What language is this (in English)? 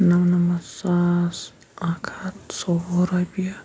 Kashmiri